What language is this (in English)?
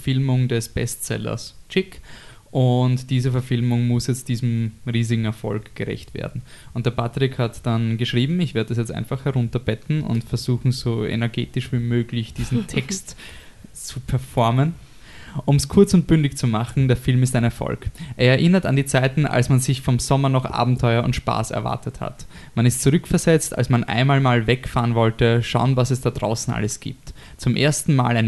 German